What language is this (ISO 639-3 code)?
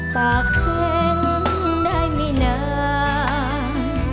tha